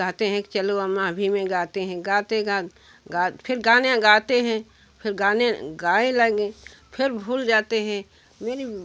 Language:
Hindi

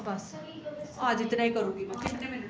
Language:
Dogri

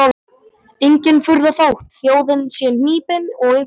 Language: Icelandic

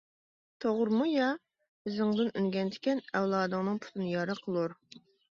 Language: Uyghur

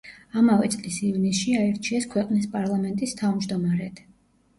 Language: Georgian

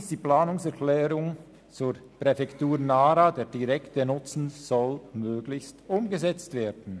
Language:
Swiss German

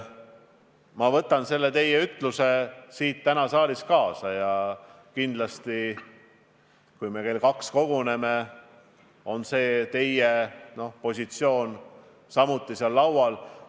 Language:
Estonian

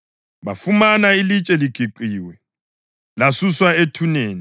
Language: North Ndebele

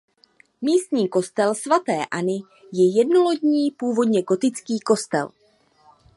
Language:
Czech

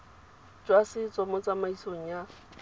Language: Tswana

